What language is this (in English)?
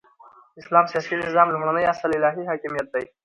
Pashto